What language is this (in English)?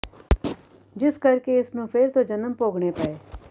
Punjabi